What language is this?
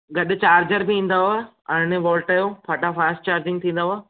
Sindhi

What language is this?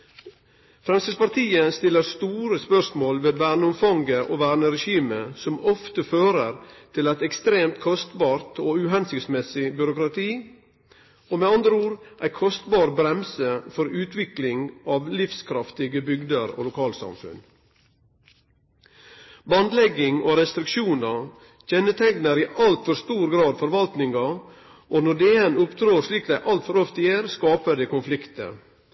Norwegian Nynorsk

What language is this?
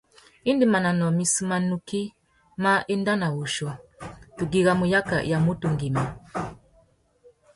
Tuki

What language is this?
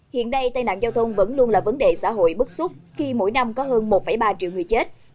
Vietnamese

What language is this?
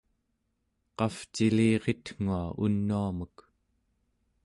Central Yupik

